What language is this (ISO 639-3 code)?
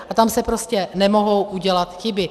ces